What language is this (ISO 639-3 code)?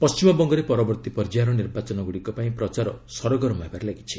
ori